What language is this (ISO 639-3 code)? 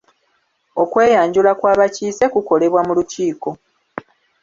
lug